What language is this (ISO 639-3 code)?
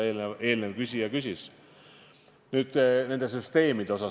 est